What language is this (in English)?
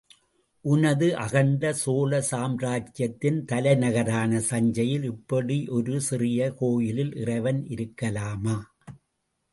Tamil